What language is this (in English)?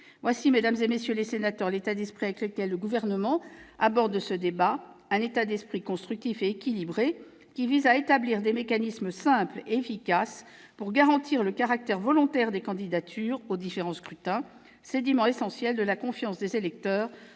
French